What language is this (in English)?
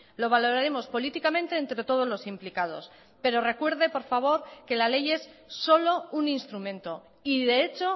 Spanish